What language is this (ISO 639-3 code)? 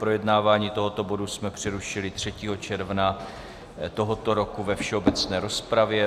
ces